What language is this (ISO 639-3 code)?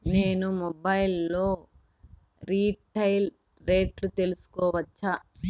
tel